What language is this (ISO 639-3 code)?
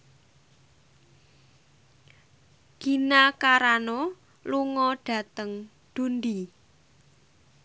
jav